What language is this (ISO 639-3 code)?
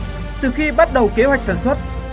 vie